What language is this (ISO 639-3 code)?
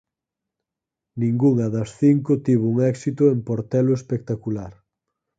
glg